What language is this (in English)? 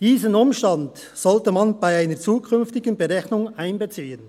Swiss German